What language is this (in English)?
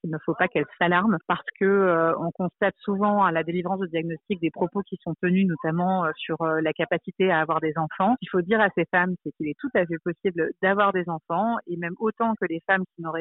French